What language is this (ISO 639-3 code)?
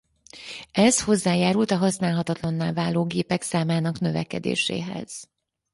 hun